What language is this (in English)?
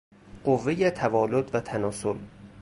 Persian